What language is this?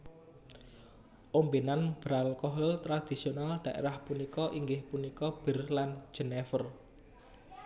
Javanese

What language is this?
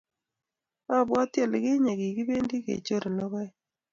Kalenjin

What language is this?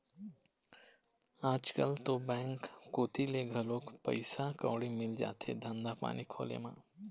Chhattisgarhi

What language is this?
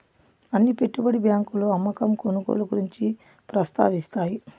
Telugu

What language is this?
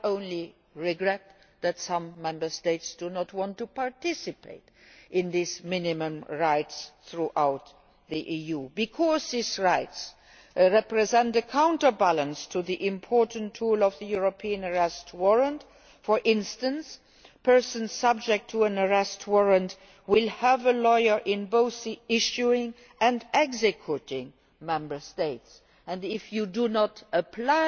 English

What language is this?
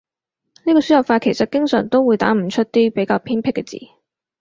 Cantonese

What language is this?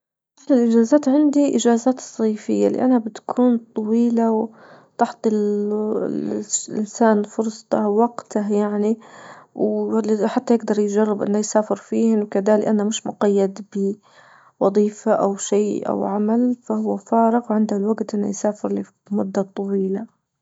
Libyan Arabic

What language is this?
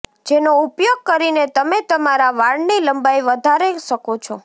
Gujarati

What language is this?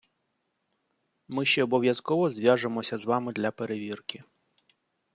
Ukrainian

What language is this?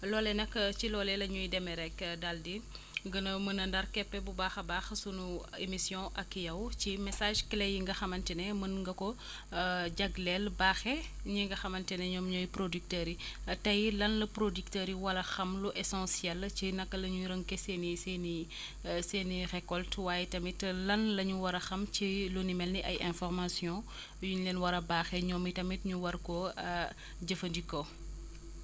Wolof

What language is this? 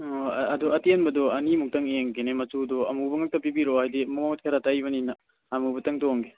Manipuri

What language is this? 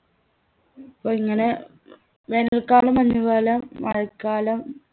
Malayalam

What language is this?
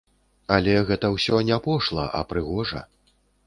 Belarusian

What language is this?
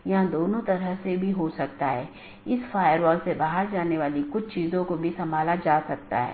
Hindi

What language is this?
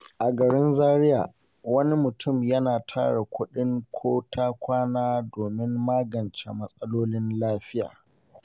Hausa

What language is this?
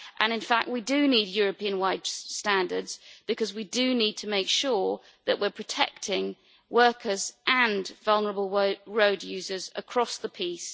English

